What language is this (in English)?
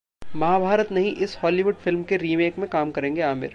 Hindi